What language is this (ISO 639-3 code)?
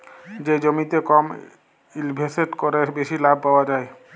ben